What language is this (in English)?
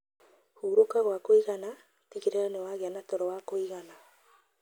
Kikuyu